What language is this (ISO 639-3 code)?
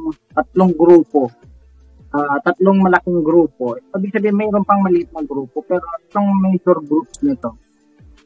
fil